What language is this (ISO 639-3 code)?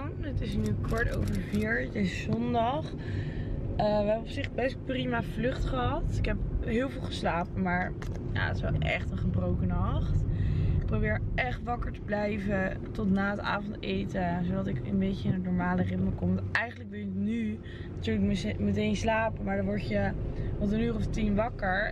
nld